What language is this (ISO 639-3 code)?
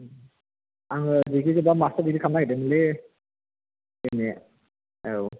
brx